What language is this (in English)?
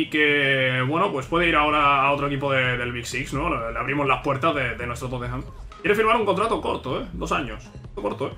Spanish